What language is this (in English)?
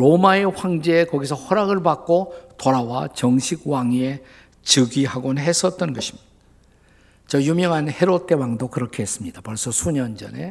Korean